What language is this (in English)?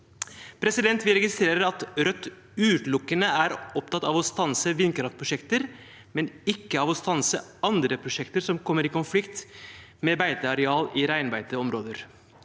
Norwegian